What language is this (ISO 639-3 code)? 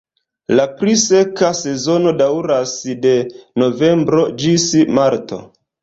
epo